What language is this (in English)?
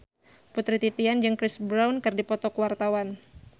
Sundanese